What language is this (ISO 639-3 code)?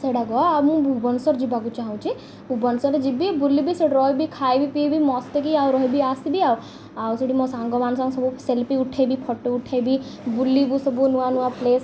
ori